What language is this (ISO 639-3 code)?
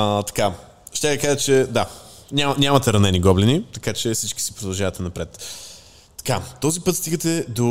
bul